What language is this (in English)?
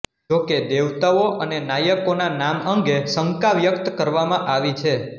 Gujarati